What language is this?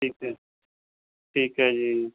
Punjabi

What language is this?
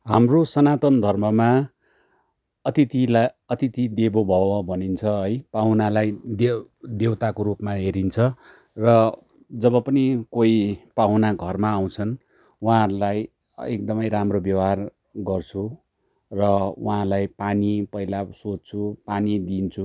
Nepali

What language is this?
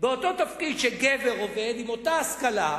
Hebrew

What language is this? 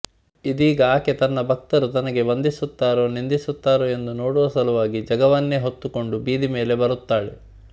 Kannada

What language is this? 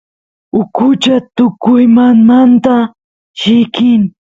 Santiago del Estero Quichua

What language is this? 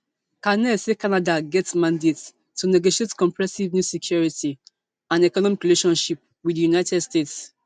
Nigerian Pidgin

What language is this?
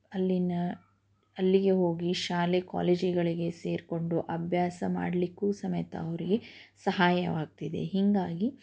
Kannada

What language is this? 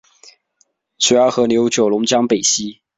Chinese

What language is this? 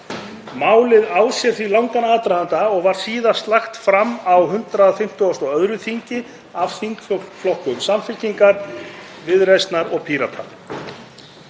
Icelandic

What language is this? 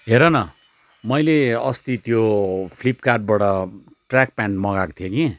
Nepali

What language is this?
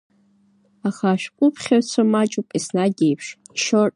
Abkhazian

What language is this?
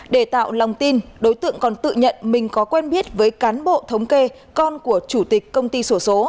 Vietnamese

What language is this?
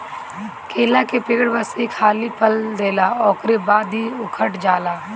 Bhojpuri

